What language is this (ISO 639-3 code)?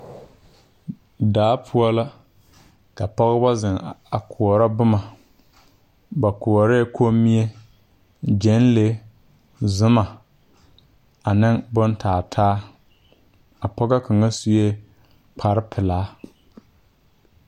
dga